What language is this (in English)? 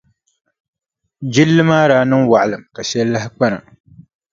Dagbani